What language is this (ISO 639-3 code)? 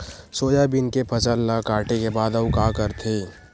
hne